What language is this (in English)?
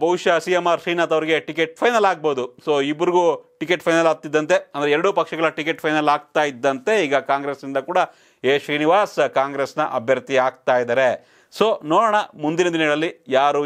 Hindi